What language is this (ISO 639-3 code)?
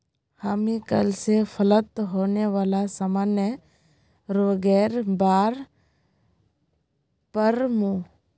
mag